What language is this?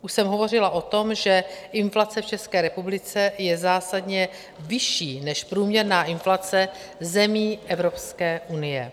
Czech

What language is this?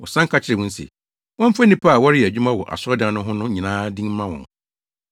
Akan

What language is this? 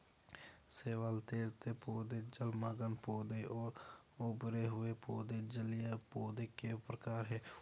Hindi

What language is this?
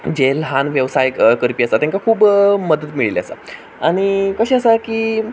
Konkani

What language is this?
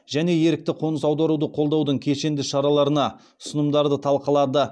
Kazakh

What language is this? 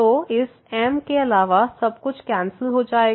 Hindi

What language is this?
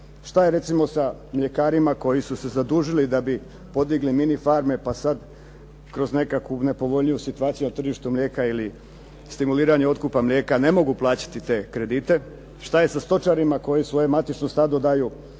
Croatian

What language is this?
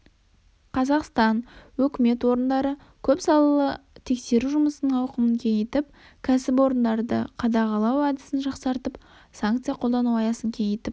Kazakh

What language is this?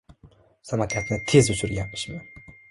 Uzbek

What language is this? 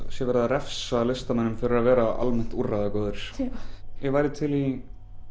Icelandic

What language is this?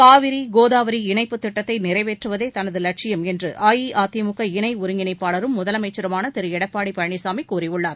Tamil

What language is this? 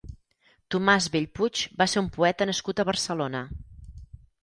Catalan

